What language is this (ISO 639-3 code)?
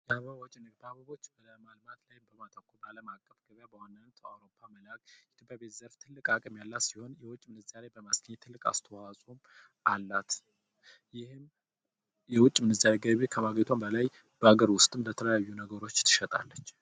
amh